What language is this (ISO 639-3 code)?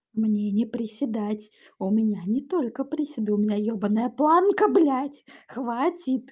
rus